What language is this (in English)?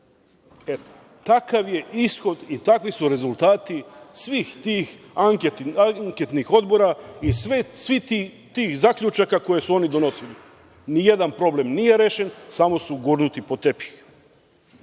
Serbian